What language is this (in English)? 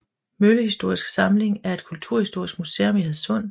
Danish